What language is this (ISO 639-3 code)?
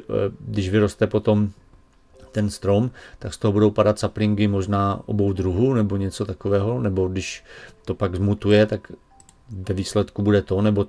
ces